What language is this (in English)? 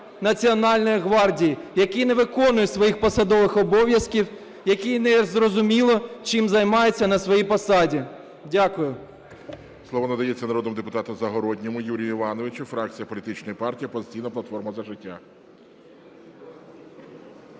Ukrainian